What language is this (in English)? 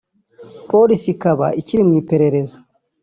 Kinyarwanda